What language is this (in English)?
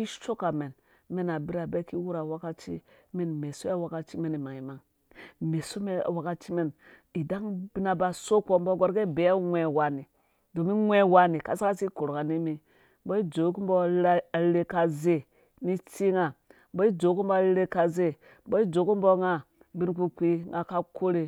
Dũya